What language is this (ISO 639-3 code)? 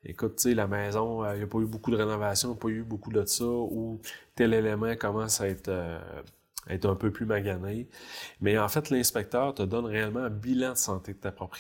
fra